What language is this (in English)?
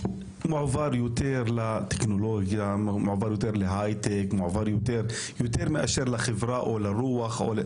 Hebrew